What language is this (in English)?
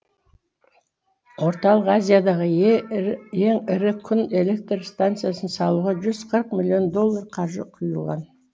Kazakh